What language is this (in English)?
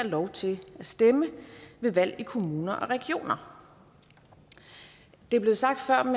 Danish